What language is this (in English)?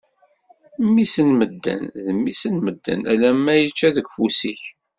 Kabyle